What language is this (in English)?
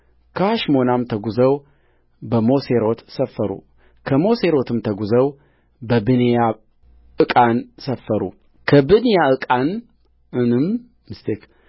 Amharic